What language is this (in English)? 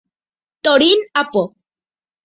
Guarani